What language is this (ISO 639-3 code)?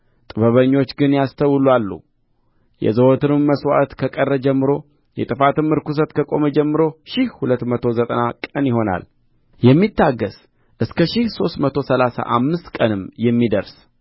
amh